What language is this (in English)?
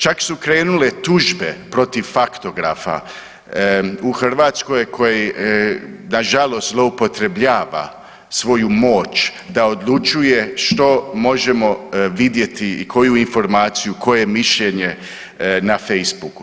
Croatian